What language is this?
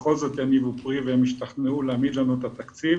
Hebrew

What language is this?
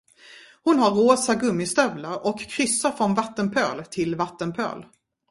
Swedish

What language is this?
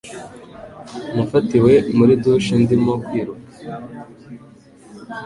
Kinyarwanda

